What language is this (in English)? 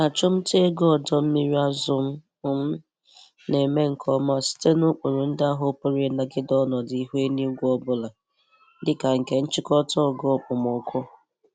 Igbo